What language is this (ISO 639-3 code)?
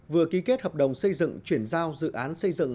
vie